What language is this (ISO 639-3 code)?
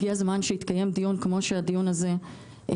heb